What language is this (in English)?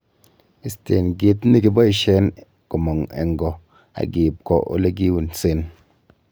Kalenjin